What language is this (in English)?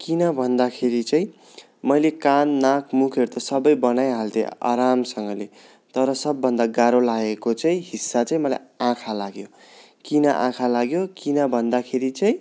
Nepali